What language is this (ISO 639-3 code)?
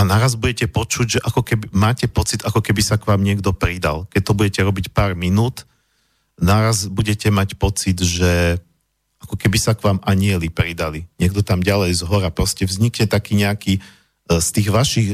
slk